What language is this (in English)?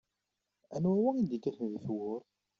Kabyle